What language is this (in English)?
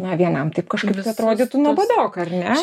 Lithuanian